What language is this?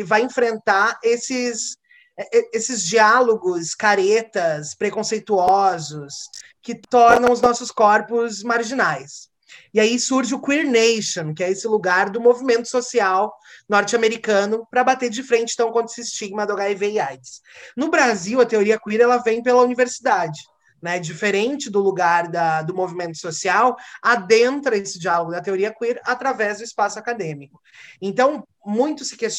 Portuguese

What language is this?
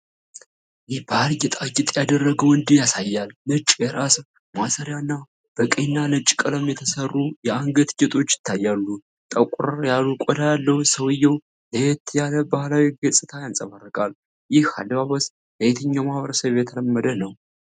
Amharic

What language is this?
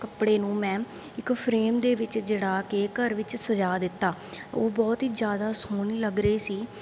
Punjabi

